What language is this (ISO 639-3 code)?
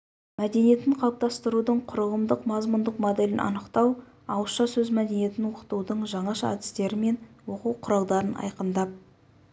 kaz